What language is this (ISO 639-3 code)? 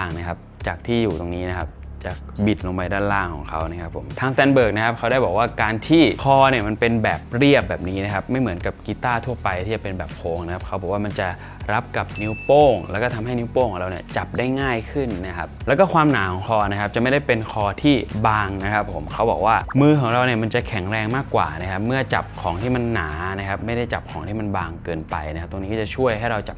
tha